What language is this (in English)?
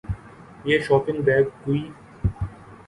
Urdu